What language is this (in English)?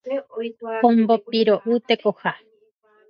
Guarani